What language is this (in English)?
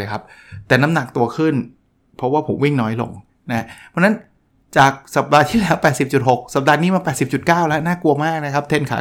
Thai